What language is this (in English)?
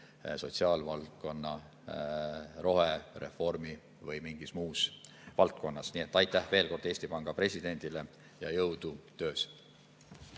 Estonian